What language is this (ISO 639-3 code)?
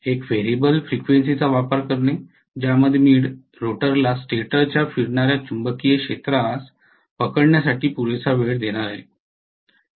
mar